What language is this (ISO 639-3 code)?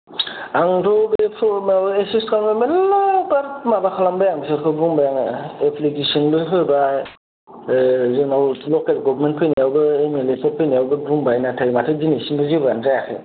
brx